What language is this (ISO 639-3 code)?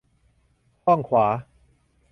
tha